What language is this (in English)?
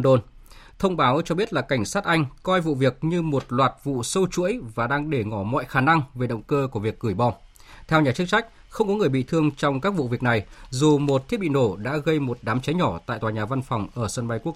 Vietnamese